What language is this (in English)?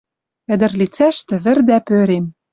Western Mari